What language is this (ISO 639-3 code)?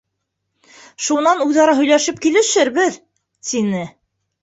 bak